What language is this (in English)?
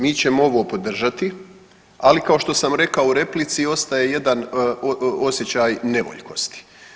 Croatian